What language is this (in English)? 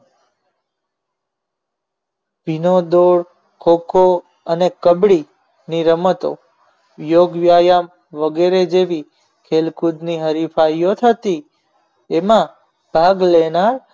Gujarati